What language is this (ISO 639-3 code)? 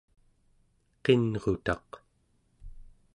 esu